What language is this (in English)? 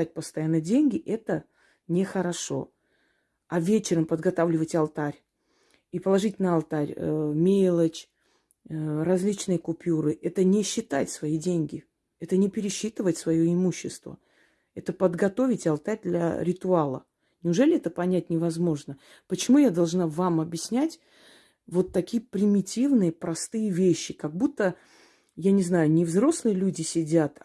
Russian